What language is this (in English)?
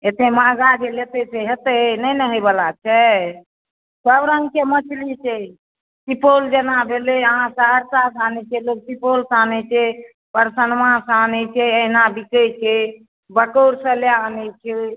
Maithili